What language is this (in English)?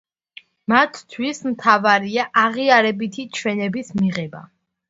Georgian